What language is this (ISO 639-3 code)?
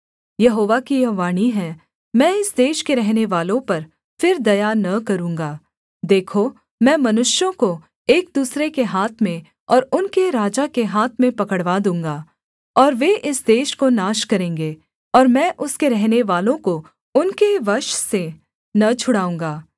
hin